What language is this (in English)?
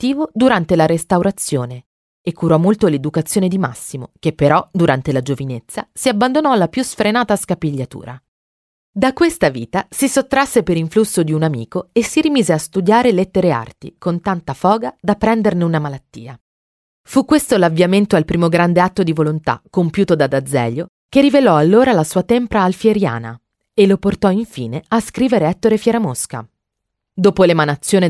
Italian